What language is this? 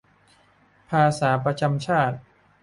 Thai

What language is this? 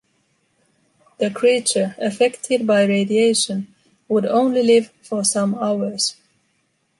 English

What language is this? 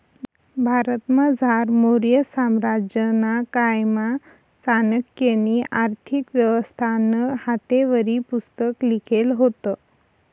Marathi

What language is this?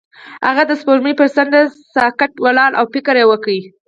Pashto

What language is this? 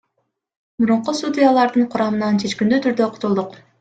Kyrgyz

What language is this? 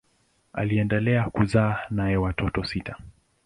Swahili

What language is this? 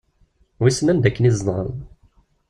Kabyle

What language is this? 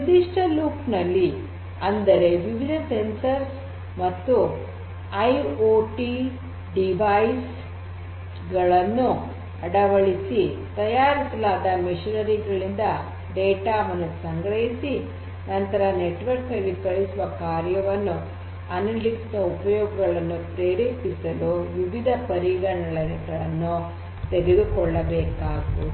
Kannada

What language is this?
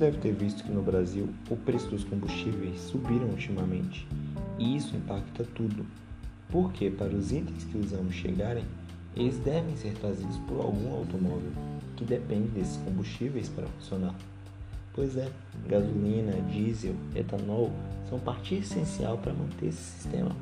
Portuguese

